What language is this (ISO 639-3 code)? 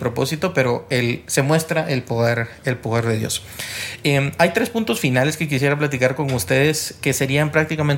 spa